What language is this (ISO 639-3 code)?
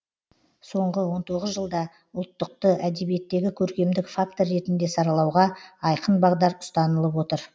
kaz